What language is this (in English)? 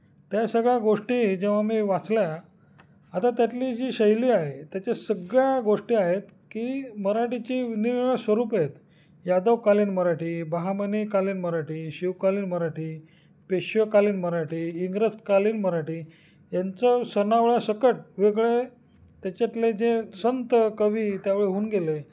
Marathi